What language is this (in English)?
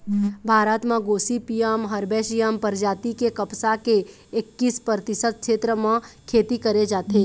Chhattisgarhi